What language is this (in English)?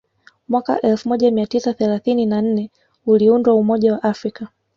Swahili